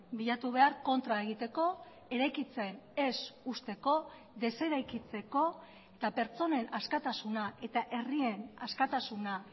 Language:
Basque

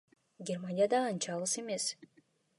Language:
Kyrgyz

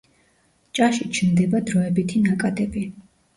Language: Georgian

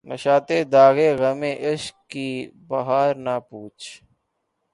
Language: Urdu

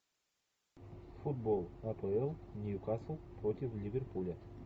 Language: Russian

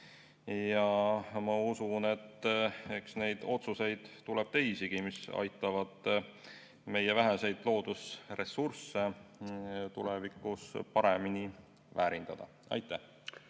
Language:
Estonian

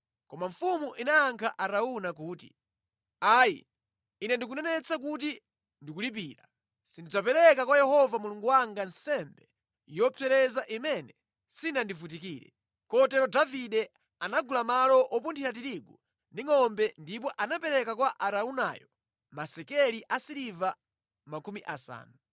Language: Nyanja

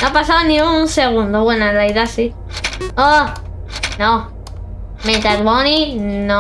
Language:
Spanish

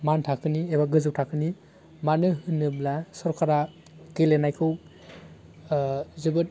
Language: Bodo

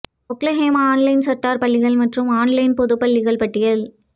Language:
Tamil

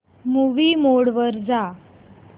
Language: Marathi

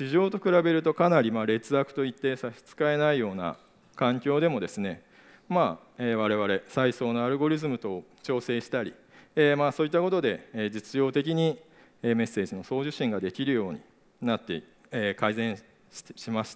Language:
Japanese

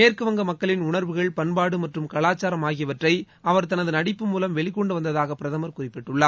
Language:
Tamil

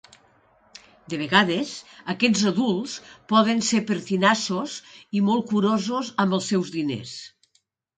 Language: Catalan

